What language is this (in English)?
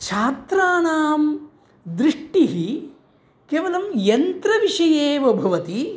Sanskrit